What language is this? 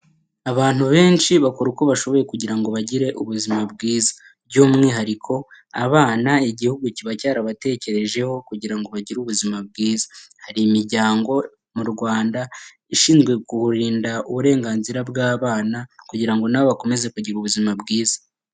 Kinyarwanda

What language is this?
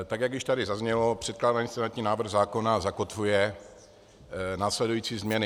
Czech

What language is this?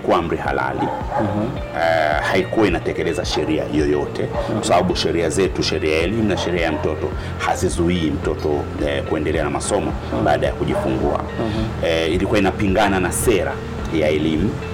Swahili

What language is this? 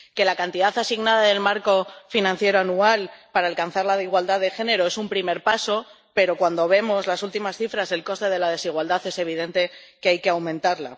Spanish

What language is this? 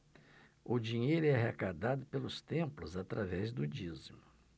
Portuguese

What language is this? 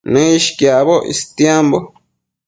Matsés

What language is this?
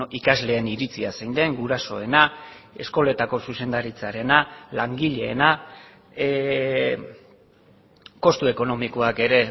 Basque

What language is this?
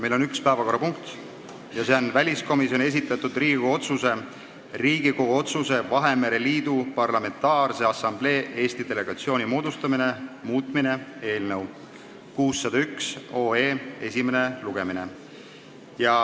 Estonian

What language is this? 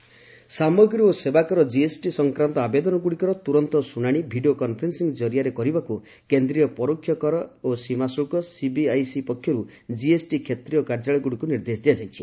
Odia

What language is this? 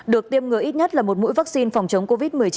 Vietnamese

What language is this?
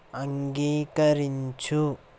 Telugu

